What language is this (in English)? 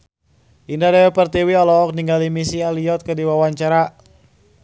Sundanese